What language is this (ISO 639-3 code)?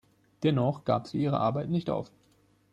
deu